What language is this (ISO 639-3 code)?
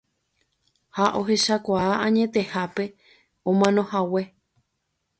grn